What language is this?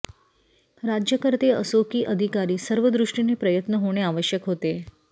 Marathi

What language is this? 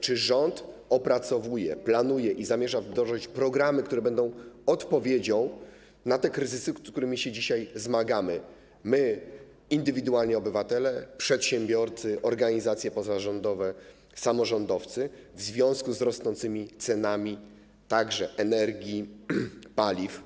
Polish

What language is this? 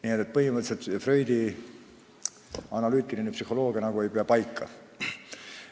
Estonian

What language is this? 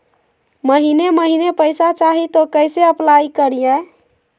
Magahi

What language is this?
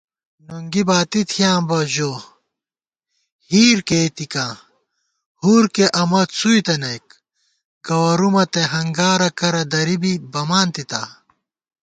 Gawar-Bati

